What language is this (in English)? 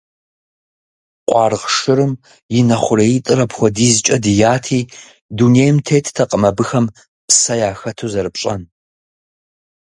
Kabardian